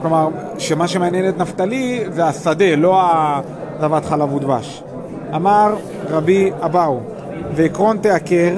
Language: Hebrew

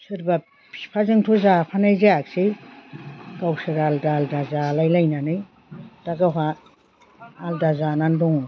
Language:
Bodo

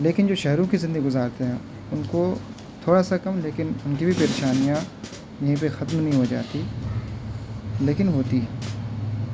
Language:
Urdu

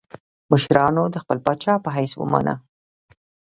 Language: Pashto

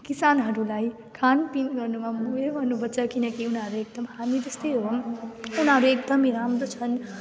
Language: Nepali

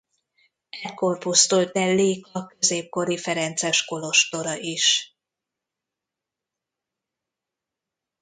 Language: Hungarian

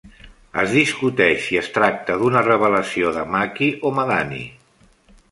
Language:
Catalan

